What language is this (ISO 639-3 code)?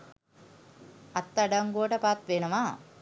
sin